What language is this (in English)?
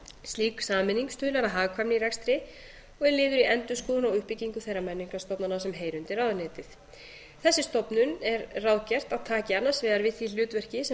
Icelandic